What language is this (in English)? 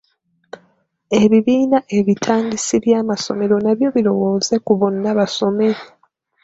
Ganda